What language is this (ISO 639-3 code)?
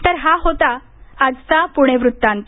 mar